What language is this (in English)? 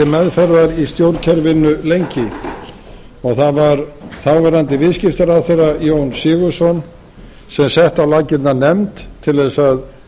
Icelandic